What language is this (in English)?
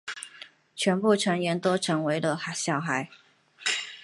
Chinese